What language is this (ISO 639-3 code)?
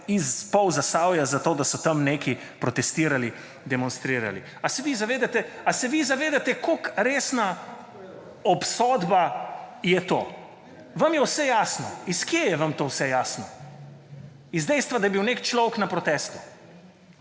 slv